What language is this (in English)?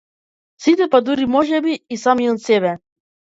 Macedonian